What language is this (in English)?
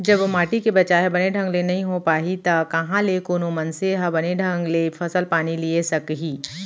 Chhattisgarhi